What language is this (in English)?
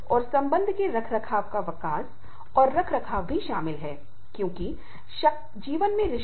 Hindi